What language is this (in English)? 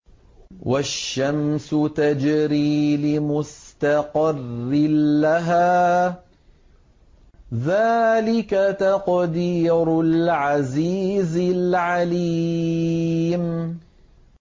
Arabic